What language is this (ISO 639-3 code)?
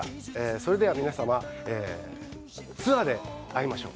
jpn